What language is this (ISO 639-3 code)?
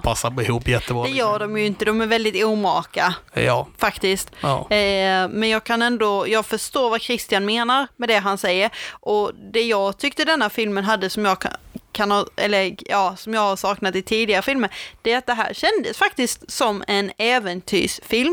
swe